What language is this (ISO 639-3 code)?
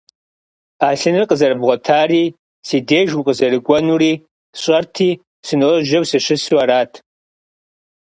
kbd